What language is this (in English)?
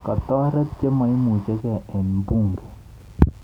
Kalenjin